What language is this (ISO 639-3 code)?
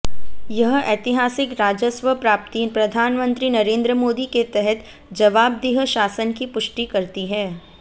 hin